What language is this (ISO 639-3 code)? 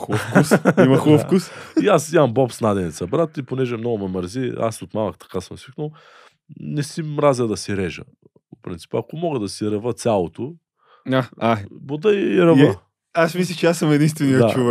bul